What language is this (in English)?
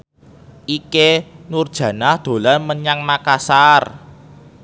Javanese